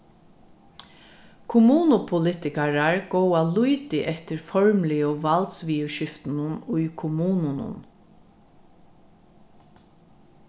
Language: Faroese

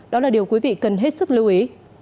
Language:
Vietnamese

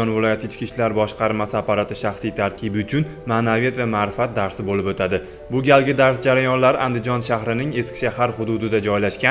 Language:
Turkish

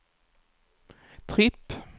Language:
Swedish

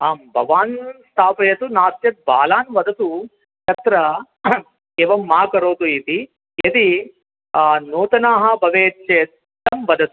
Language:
Sanskrit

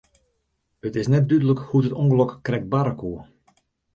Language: Western Frisian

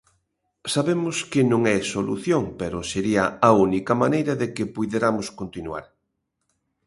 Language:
Galician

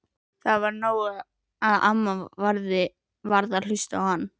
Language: Icelandic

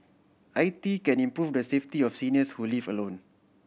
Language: English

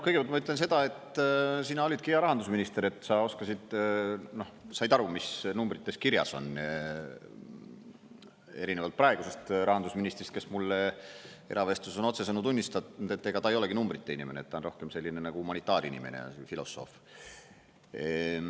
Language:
Estonian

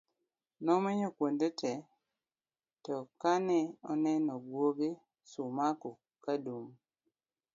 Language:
Luo (Kenya and Tanzania)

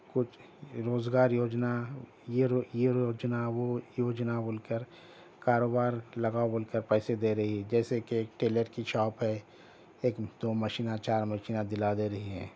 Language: Urdu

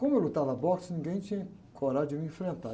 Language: Portuguese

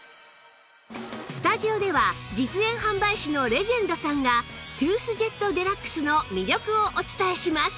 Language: Japanese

